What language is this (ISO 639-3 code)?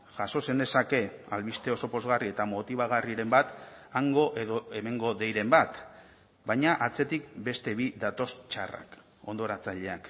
eus